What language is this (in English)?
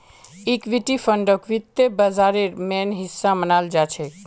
Magahi